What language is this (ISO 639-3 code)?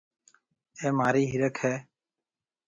mve